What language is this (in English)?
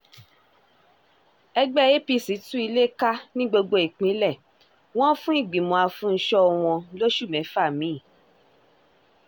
Yoruba